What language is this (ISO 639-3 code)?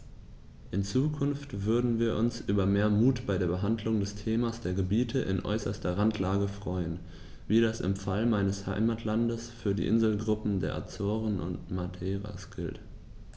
deu